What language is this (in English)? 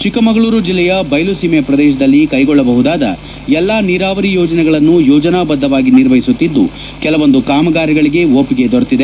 Kannada